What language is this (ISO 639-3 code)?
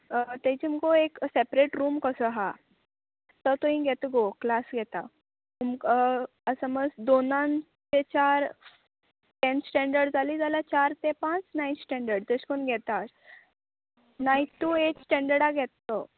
kok